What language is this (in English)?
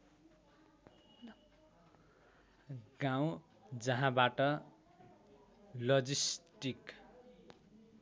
Nepali